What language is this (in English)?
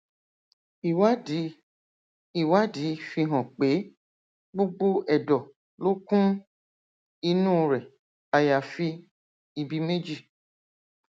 Yoruba